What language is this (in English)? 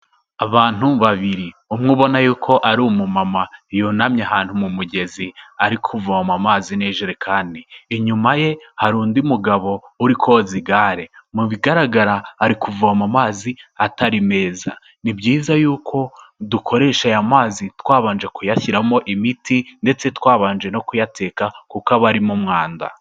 Kinyarwanda